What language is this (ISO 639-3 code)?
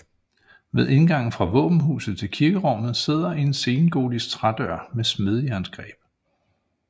dan